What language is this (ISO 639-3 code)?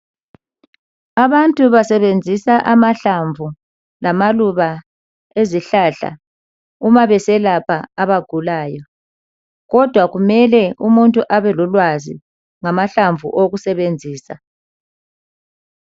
nde